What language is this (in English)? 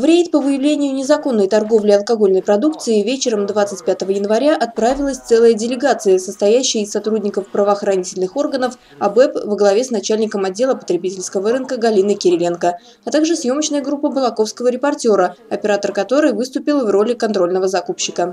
Russian